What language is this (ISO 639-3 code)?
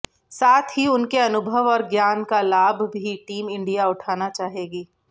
hin